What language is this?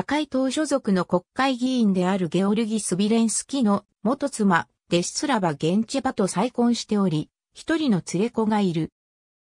Japanese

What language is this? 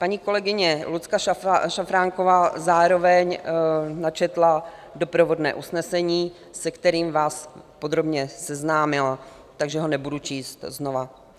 Czech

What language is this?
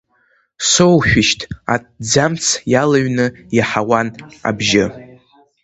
Abkhazian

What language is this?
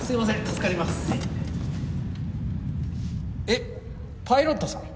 Japanese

